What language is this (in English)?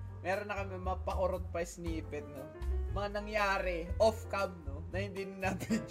Filipino